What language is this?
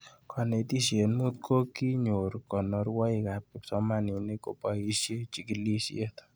Kalenjin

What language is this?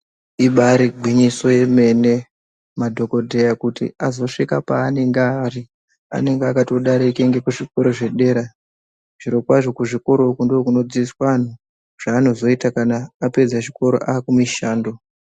Ndau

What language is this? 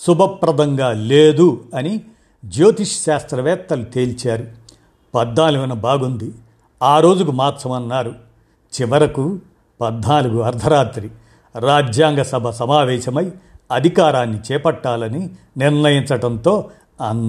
Telugu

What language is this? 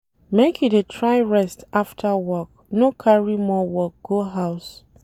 Nigerian Pidgin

